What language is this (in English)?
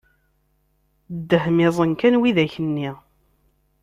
Kabyle